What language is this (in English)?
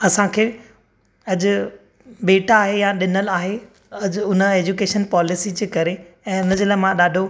Sindhi